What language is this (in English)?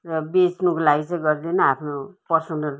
Nepali